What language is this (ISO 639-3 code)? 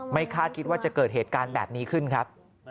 tha